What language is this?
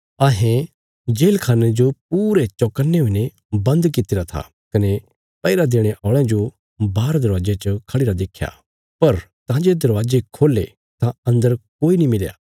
Bilaspuri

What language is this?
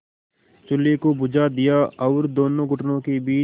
Hindi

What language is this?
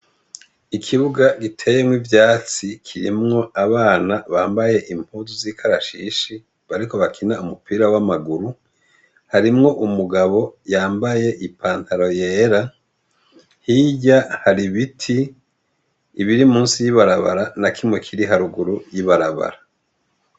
Rundi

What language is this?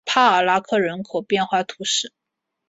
Chinese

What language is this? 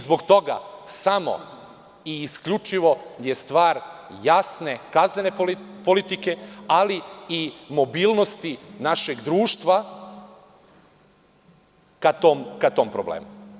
Serbian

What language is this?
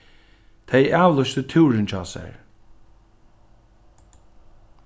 Faroese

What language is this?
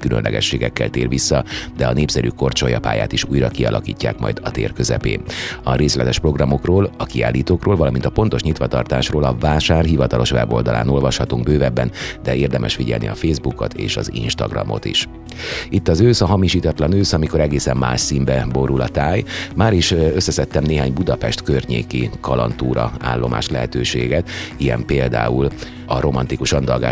Hungarian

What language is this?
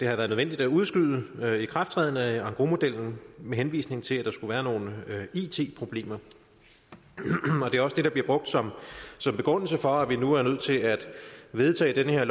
Danish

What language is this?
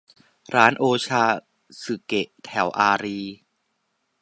Thai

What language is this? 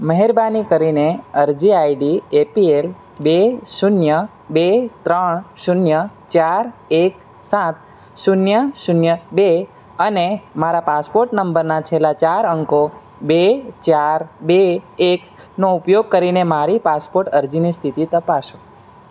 Gujarati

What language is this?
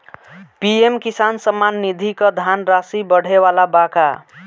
Bhojpuri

